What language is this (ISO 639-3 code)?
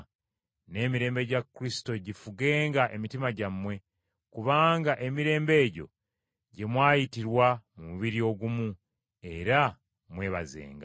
lug